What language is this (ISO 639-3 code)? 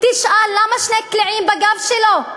heb